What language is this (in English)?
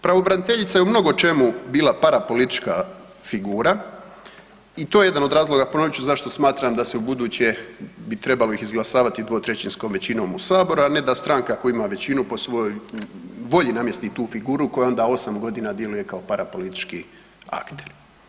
Croatian